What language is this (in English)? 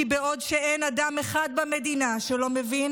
Hebrew